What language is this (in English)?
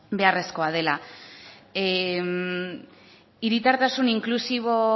Basque